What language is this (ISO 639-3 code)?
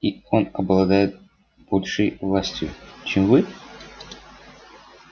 rus